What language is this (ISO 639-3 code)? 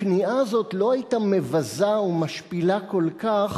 heb